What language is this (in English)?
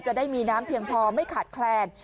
Thai